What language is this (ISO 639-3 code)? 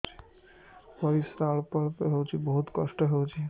ori